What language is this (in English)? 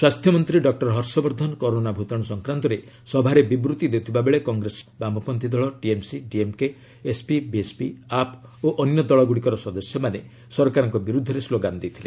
Odia